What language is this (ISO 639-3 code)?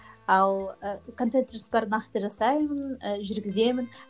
kaz